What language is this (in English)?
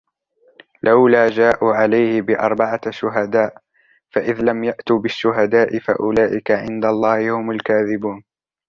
Arabic